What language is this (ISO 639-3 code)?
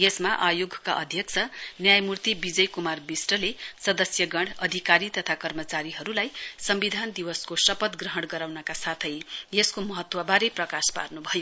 nep